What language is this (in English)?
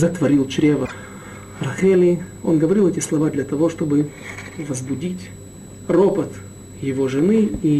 Russian